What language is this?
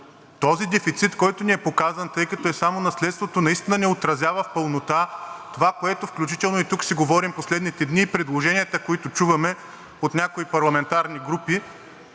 Bulgarian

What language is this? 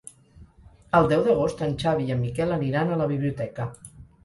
Catalan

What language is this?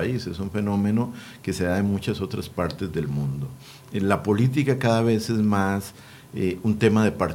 Spanish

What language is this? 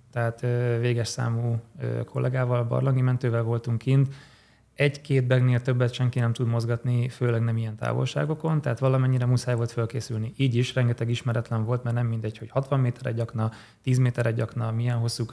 Hungarian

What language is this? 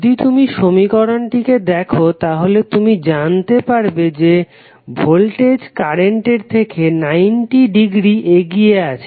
Bangla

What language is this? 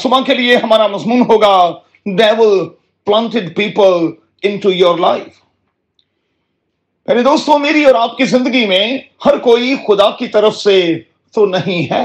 Urdu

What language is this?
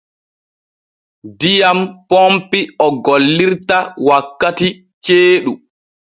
Borgu Fulfulde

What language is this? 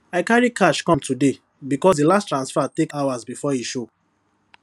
Nigerian Pidgin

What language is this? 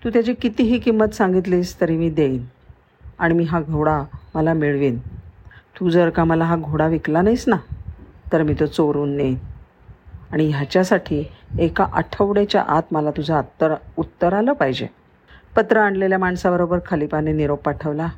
Marathi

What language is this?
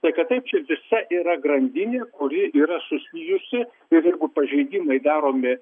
Lithuanian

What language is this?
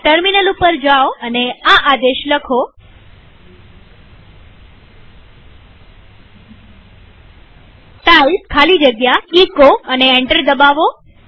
Gujarati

